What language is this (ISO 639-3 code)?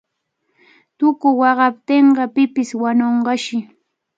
qvl